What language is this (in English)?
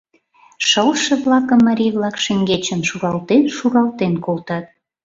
Mari